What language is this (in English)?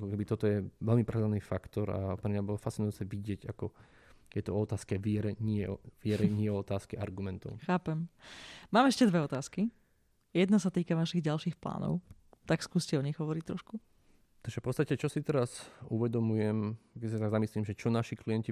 Slovak